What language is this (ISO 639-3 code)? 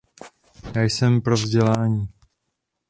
ces